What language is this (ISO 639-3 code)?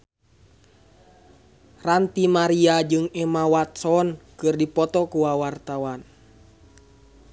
sun